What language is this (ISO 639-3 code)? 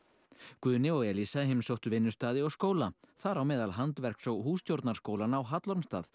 isl